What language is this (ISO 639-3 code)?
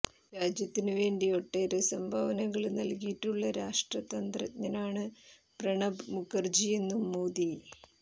mal